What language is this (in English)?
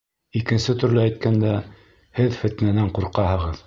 Bashkir